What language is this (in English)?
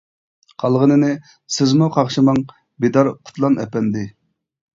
Uyghur